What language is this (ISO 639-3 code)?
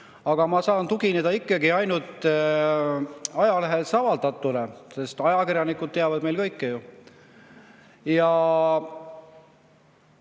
est